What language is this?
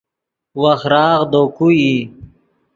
Yidgha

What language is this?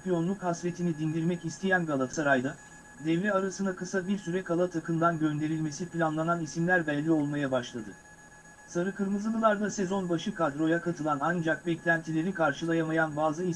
Turkish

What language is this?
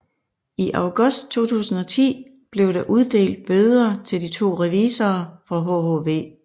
Danish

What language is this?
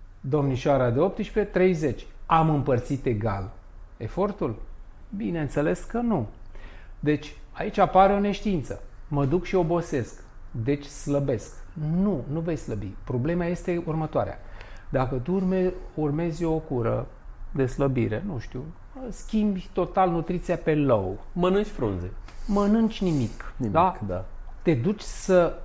Romanian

